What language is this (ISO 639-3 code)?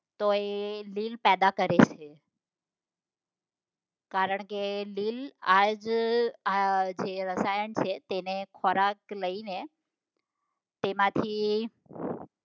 guj